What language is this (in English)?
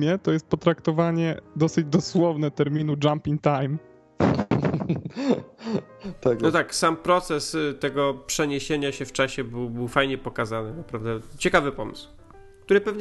Polish